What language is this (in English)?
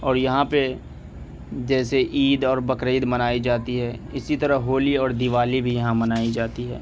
Urdu